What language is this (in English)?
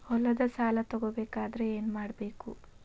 Kannada